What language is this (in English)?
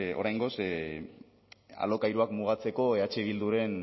Basque